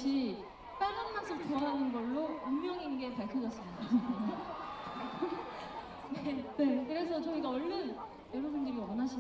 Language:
Korean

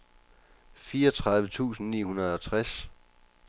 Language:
Danish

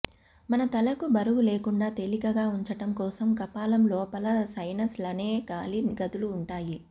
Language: Telugu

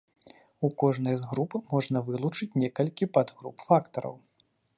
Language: Belarusian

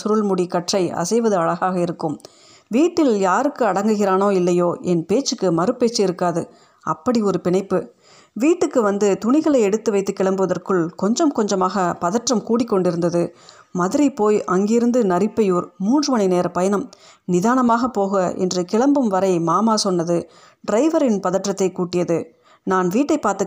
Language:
Tamil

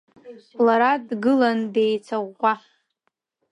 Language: Abkhazian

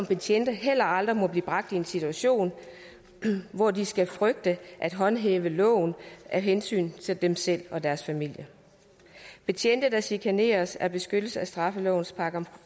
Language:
Danish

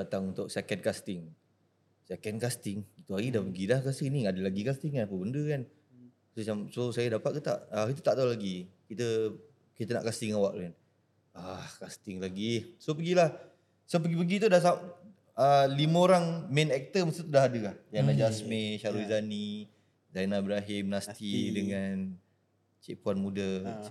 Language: Malay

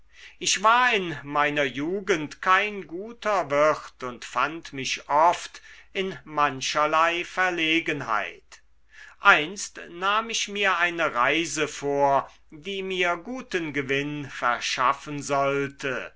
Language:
German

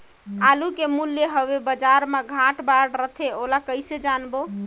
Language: Chhattisgarhi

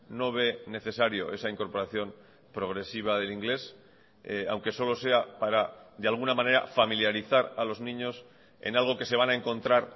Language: Spanish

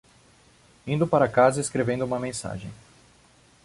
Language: Portuguese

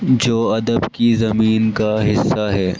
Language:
Urdu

